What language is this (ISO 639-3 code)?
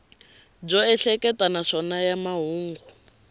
tso